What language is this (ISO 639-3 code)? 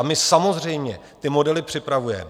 ces